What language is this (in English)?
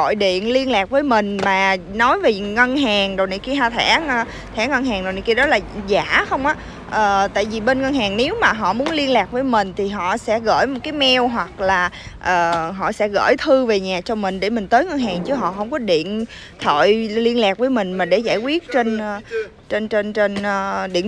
Vietnamese